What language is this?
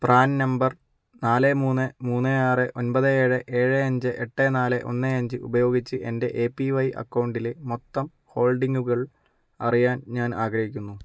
Malayalam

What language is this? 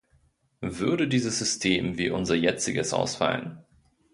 German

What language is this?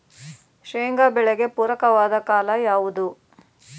Kannada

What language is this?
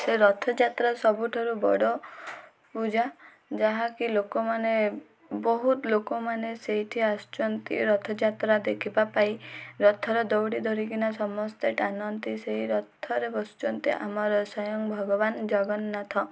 Odia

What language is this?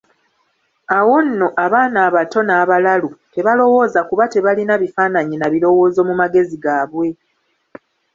Ganda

